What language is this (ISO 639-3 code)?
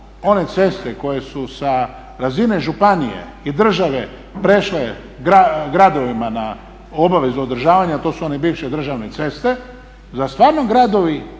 hrv